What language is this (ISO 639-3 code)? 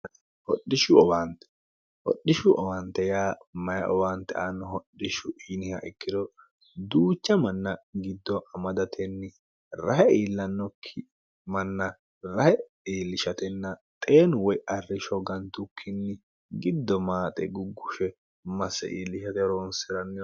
sid